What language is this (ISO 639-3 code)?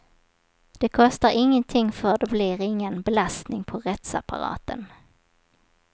swe